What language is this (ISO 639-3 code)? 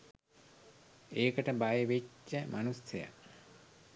sin